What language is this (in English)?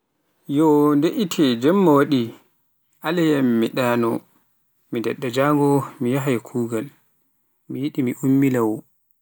Pular